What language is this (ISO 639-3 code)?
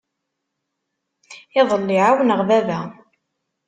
kab